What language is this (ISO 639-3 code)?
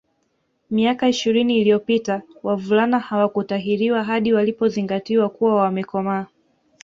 swa